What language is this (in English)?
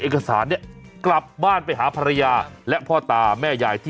Thai